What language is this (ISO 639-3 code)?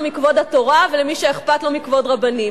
heb